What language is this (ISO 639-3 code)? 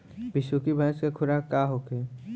bho